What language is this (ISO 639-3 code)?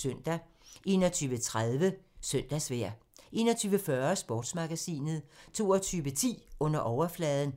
dan